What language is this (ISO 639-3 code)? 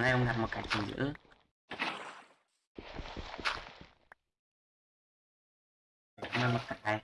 vie